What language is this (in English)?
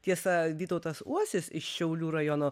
Lithuanian